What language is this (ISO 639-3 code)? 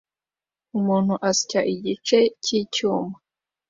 kin